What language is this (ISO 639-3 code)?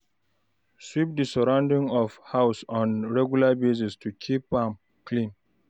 pcm